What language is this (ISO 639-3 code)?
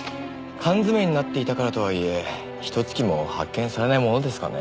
jpn